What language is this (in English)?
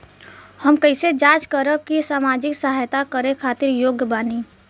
Bhojpuri